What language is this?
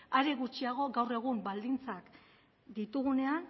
Basque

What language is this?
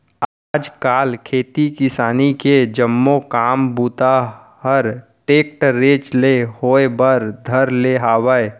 Chhattisgarhi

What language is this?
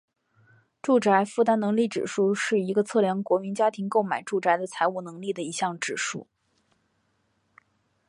Chinese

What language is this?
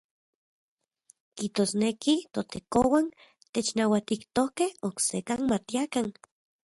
Central Puebla Nahuatl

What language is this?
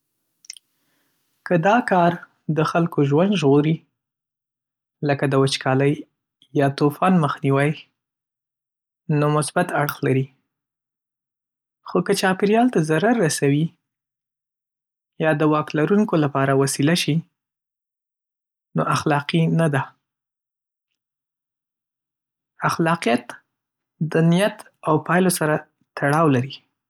Pashto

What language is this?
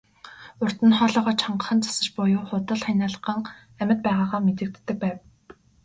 Mongolian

